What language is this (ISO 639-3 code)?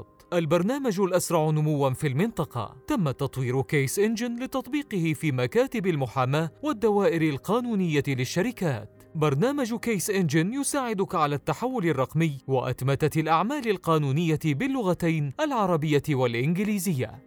ara